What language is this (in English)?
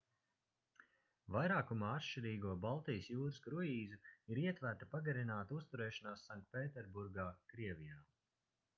Latvian